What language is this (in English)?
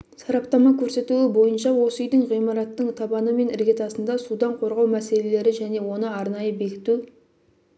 Kazakh